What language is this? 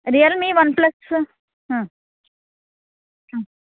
Kannada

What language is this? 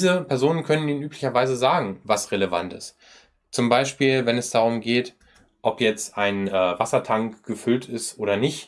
German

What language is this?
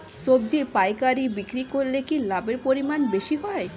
Bangla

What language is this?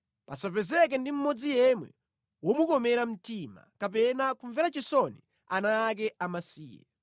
Nyanja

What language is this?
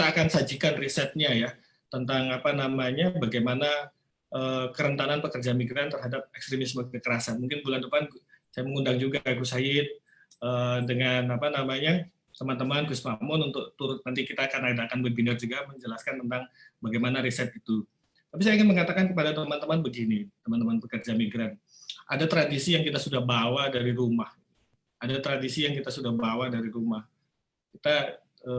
Indonesian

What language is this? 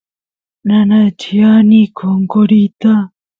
Santiago del Estero Quichua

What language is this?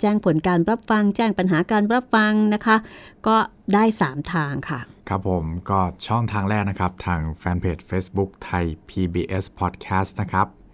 Thai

